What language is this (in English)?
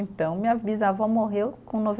Portuguese